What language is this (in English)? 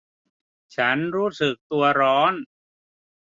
Thai